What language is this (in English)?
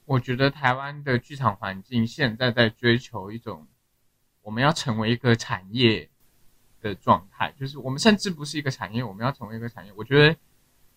Chinese